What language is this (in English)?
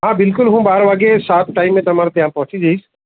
Gujarati